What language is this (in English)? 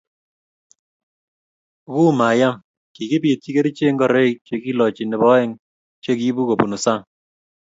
Kalenjin